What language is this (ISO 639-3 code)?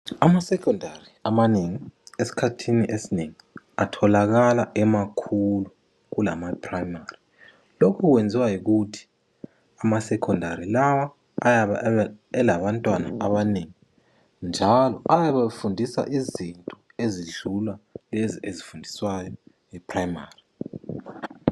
nde